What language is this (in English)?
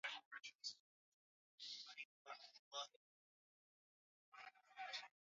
Swahili